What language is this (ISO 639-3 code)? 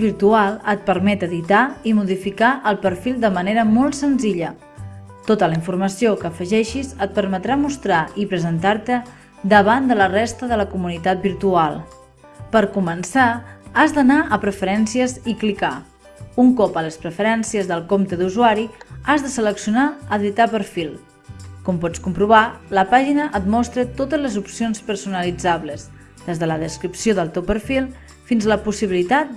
cat